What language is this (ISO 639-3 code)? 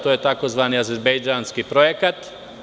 srp